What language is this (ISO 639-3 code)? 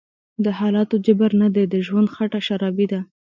pus